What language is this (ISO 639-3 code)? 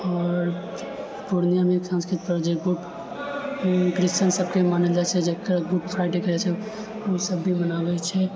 mai